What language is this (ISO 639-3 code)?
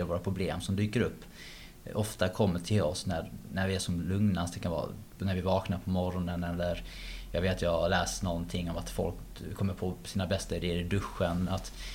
swe